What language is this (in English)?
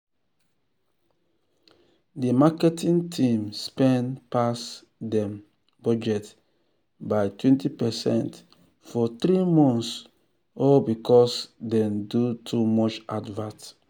Nigerian Pidgin